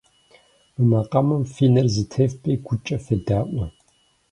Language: Kabardian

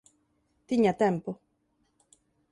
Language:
Galician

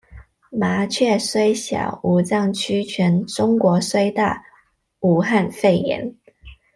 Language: Chinese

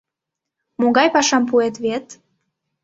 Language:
Mari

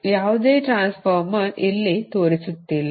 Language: Kannada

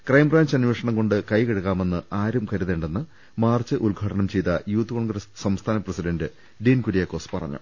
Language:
Malayalam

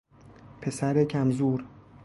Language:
Persian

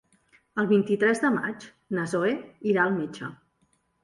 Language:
Catalan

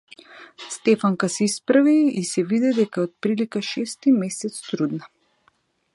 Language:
Macedonian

